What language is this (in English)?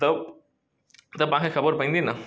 Sindhi